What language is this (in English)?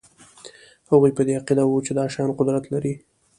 Pashto